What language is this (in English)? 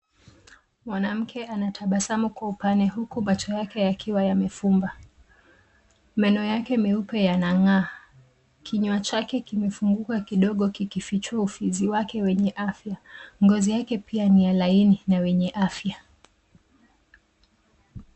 Swahili